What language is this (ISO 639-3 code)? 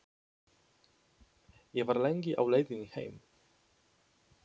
isl